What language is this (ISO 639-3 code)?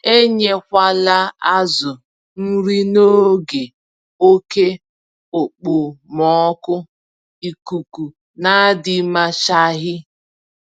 ibo